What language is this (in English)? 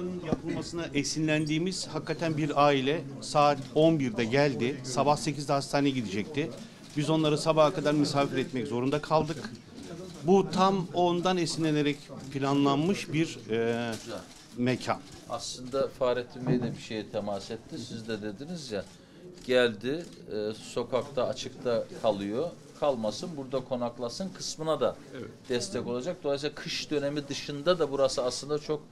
Turkish